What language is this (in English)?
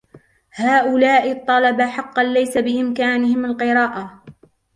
Arabic